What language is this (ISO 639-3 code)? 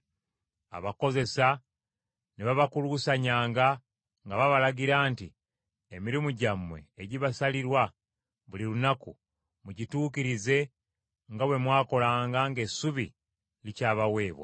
lug